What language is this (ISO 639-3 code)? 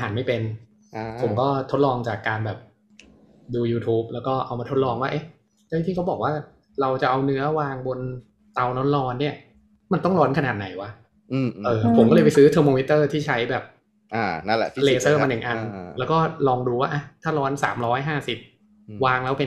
tha